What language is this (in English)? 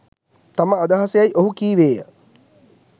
Sinhala